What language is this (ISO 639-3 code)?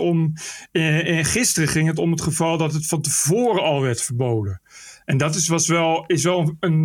nld